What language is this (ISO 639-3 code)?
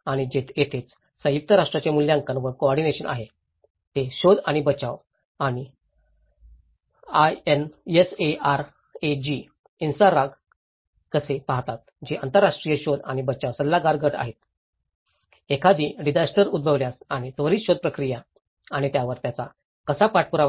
mar